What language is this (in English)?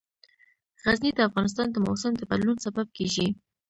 Pashto